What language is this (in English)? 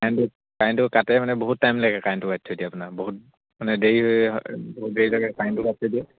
Assamese